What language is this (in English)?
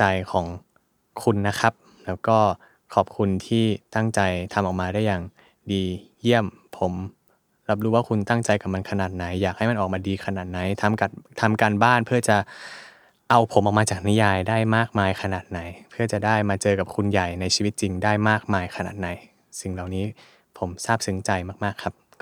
Thai